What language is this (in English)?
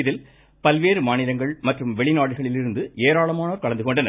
Tamil